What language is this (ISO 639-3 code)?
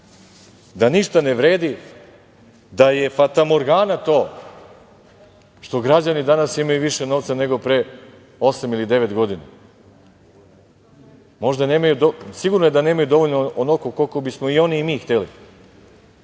srp